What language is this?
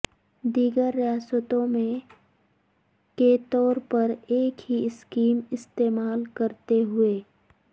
Urdu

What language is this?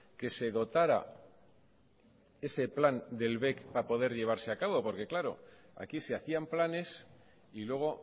Spanish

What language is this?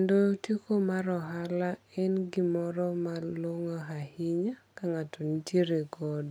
Luo (Kenya and Tanzania)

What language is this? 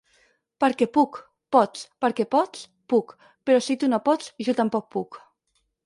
Catalan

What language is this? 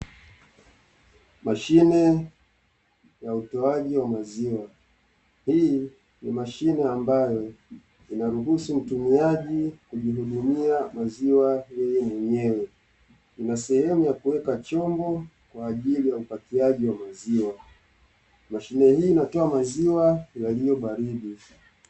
Swahili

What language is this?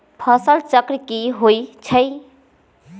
Magahi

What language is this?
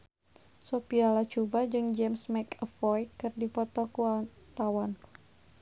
Sundanese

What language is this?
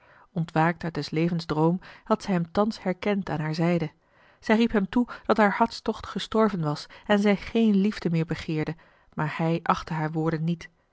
Dutch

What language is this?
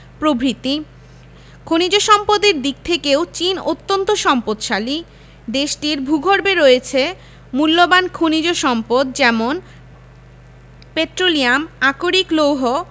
Bangla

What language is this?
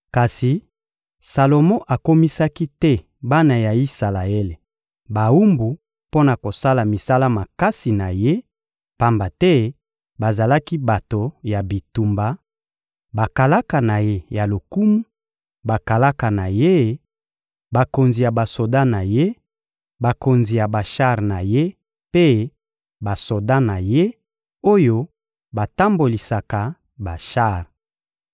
Lingala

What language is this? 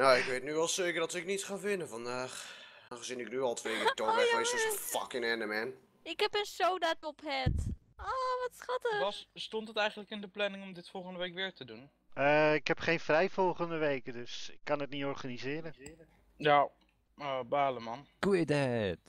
Dutch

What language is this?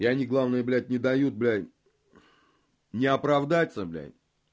Russian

